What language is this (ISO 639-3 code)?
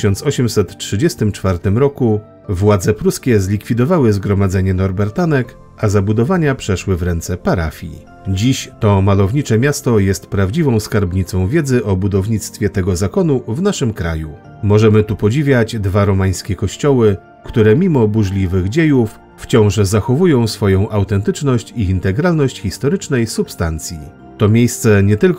pol